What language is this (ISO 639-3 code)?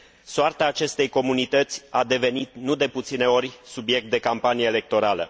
ron